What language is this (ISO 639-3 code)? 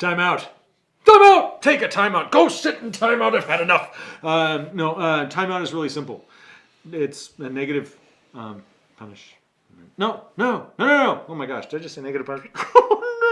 eng